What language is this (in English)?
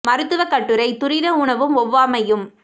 Tamil